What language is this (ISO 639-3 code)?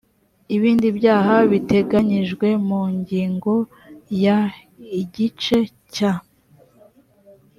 kin